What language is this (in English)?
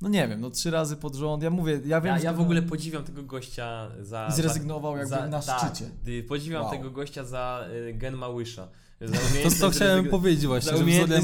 Polish